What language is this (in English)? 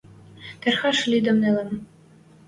Western Mari